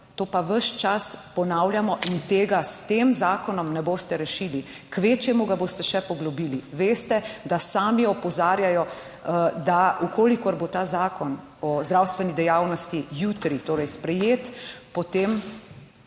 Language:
Slovenian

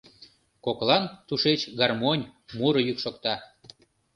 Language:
Mari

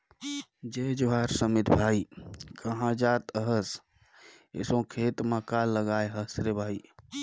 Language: Chhattisgarhi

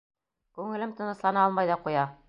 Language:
Bashkir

